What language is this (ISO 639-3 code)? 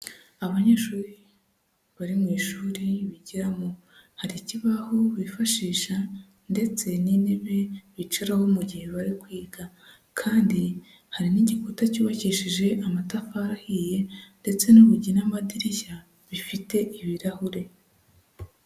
kin